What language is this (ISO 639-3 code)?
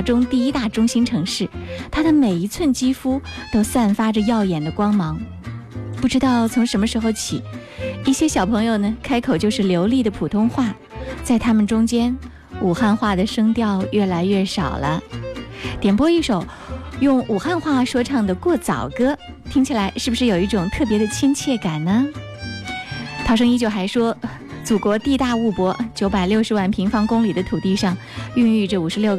zho